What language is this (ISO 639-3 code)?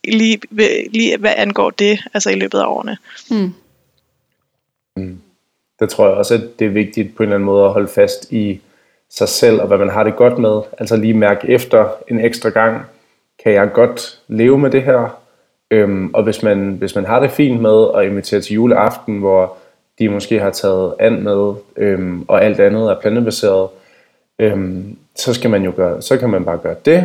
dan